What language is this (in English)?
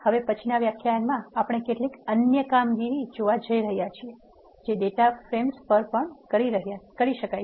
Gujarati